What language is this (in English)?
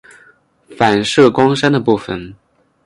Chinese